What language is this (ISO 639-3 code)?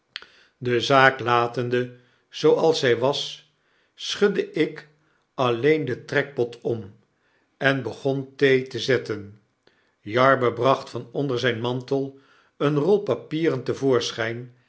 nld